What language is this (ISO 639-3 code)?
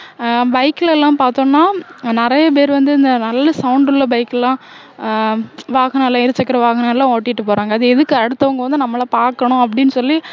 tam